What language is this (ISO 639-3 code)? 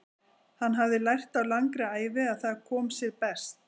isl